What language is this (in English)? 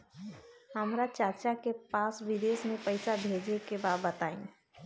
Bhojpuri